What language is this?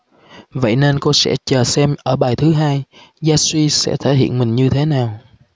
Vietnamese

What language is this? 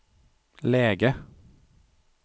Swedish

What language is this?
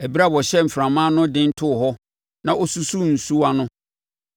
Akan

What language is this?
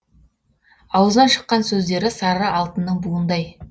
Kazakh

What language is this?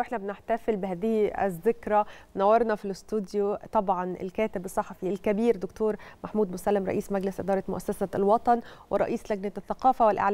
Arabic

